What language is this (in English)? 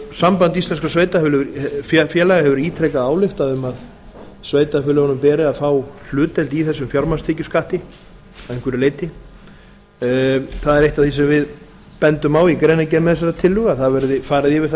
Icelandic